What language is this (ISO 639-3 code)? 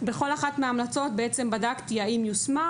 heb